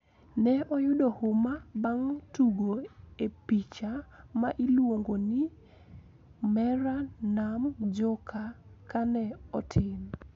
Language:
Luo (Kenya and Tanzania)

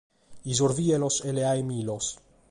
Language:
Sardinian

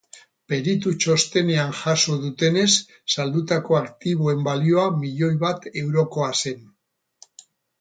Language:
Basque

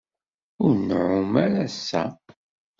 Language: Kabyle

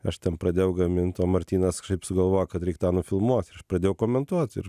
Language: Lithuanian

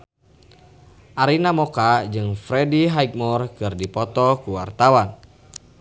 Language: Sundanese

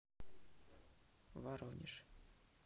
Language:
Russian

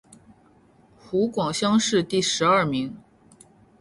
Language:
Chinese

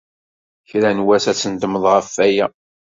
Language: Kabyle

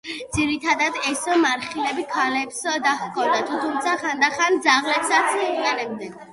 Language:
Georgian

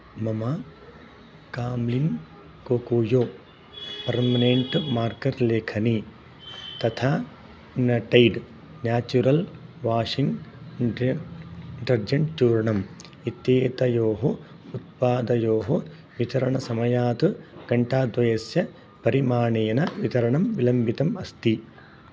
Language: Sanskrit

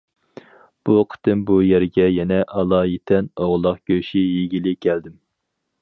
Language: Uyghur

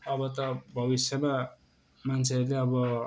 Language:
Nepali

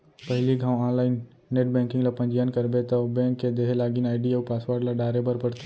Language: Chhattisgarhi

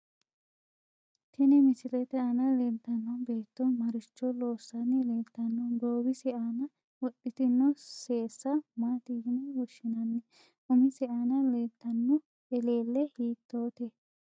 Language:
Sidamo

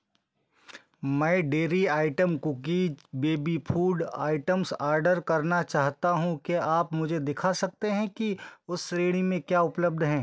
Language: Hindi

